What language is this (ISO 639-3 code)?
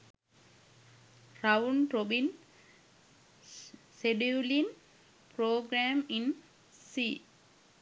sin